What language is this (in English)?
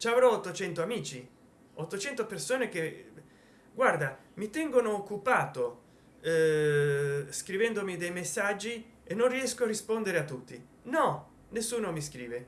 Italian